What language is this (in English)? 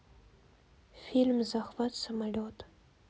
Russian